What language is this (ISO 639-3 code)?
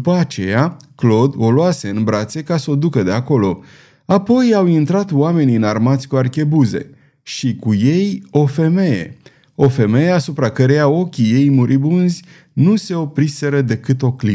ron